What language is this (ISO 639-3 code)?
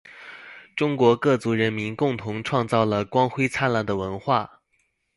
zho